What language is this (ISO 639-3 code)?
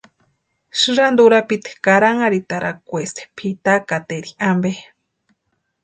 pua